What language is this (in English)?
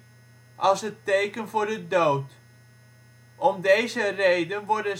Dutch